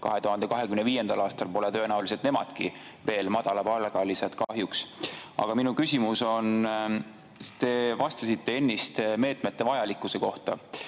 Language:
Estonian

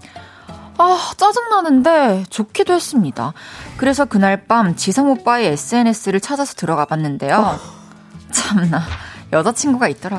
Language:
Korean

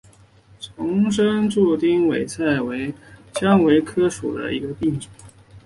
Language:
Chinese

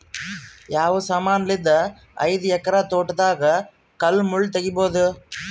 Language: Kannada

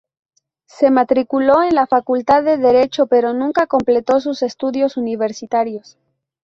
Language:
Spanish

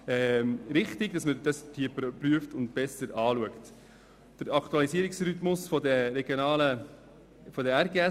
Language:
Swiss German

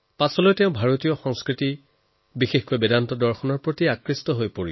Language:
Assamese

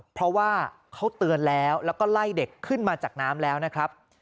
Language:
Thai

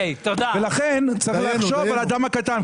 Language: Hebrew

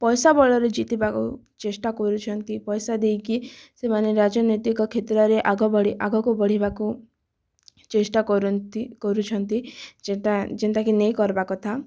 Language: Odia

